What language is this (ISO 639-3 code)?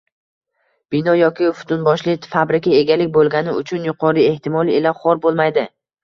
uzb